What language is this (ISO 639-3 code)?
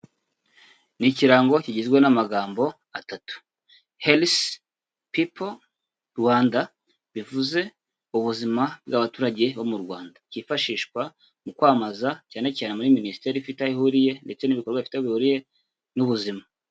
kin